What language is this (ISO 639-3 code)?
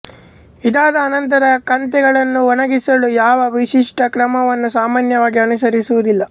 kan